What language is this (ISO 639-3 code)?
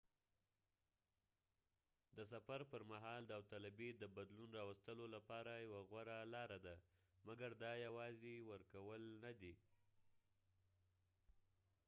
pus